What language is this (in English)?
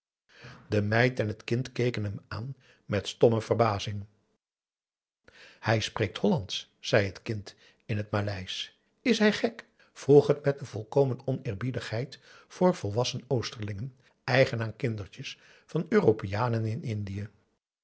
Dutch